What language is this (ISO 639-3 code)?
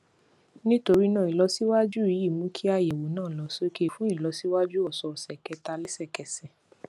yor